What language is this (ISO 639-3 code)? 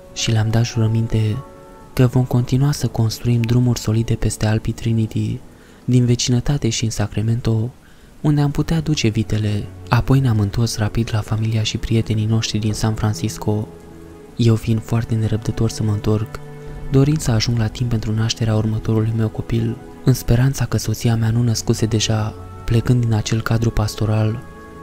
ron